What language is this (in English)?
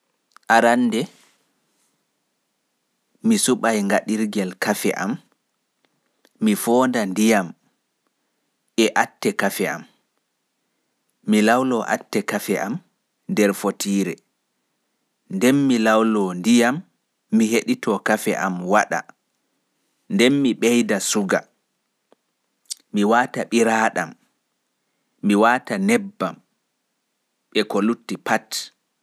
Pular